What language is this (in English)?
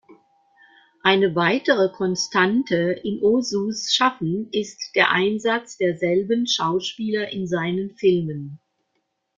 German